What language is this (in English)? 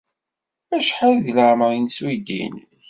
Kabyle